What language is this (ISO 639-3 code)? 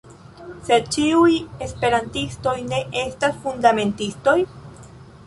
epo